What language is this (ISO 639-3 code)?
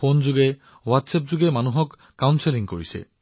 asm